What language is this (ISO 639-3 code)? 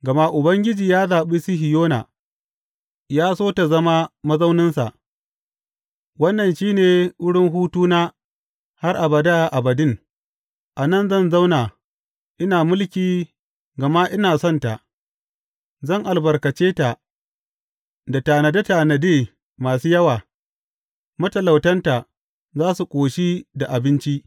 hau